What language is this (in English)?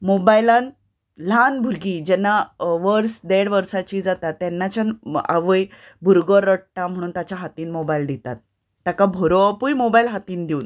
Konkani